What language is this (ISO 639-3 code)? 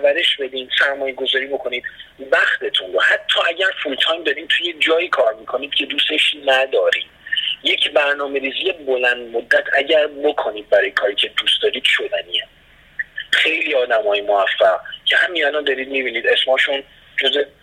fas